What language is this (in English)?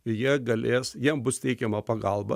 Lithuanian